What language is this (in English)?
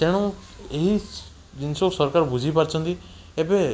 Odia